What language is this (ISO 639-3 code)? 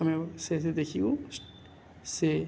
ori